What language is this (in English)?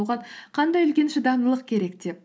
Kazakh